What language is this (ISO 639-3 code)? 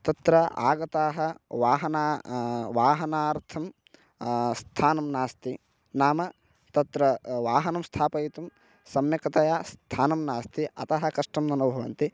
san